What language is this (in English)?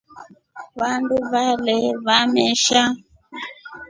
Rombo